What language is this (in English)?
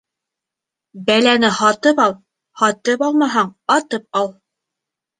Bashkir